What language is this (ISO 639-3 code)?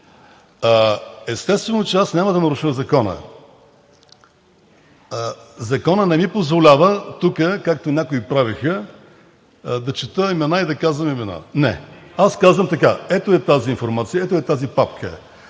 bul